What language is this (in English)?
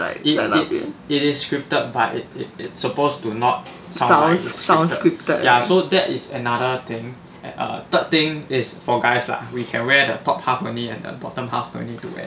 English